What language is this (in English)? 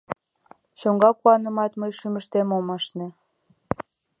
Mari